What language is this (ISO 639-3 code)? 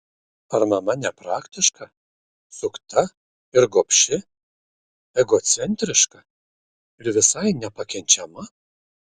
lit